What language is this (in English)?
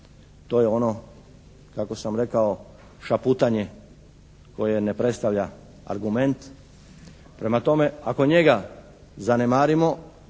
Croatian